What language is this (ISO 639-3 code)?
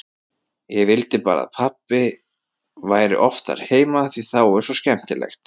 isl